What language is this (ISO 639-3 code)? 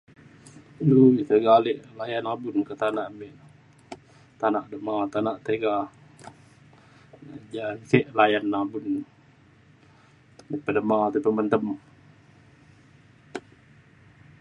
xkl